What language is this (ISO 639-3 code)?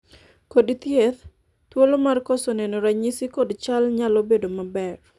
luo